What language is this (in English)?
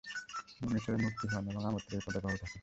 Bangla